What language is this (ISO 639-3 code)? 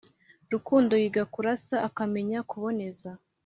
kin